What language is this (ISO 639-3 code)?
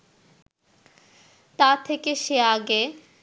ben